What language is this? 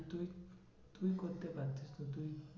Bangla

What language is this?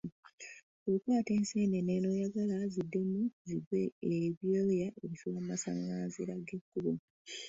Ganda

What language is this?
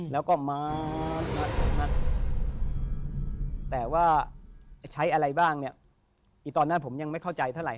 Thai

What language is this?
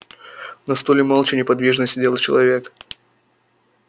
Russian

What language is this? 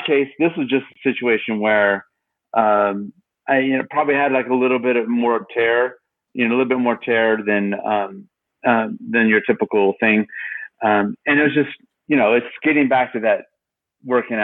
English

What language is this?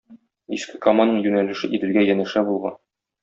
Tatar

